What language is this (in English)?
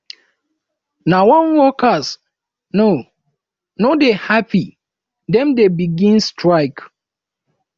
Nigerian Pidgin